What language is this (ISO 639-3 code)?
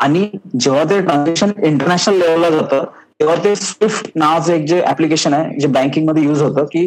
mar